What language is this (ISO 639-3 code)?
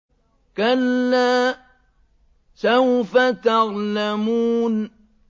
ara